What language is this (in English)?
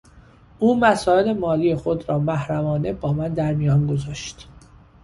Persian